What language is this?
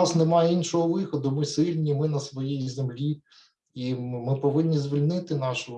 Ukrainian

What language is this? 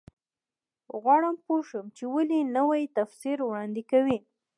Pashto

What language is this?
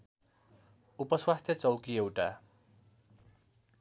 Nepali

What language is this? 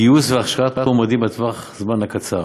Hebrew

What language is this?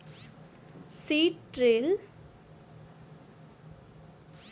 Maithili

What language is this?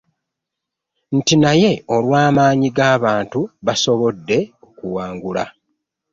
Ganda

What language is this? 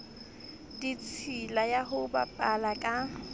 Southern Sotho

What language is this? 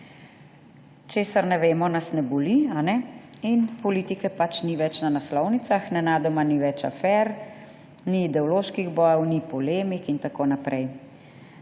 Slovenian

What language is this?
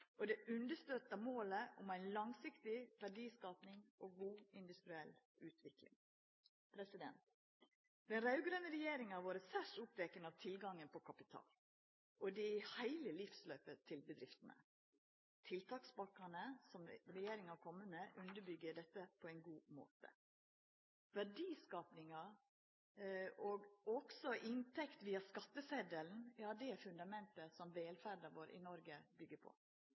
Norwegian Nynorsk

